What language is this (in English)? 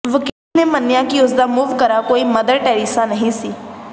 Punjabi